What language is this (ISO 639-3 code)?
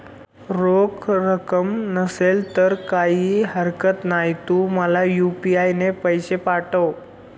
mar